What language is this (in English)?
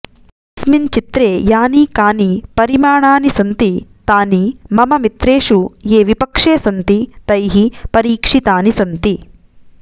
Sanskrit